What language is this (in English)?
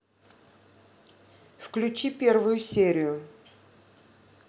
Russian